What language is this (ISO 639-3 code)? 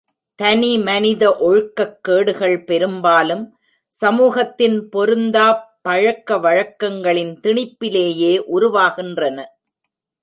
tam